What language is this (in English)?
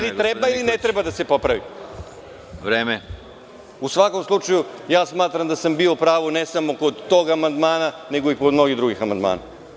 Serbian